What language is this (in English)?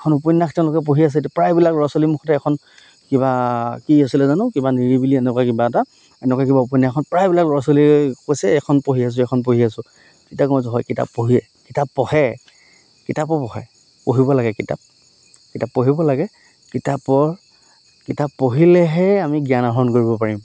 Assamese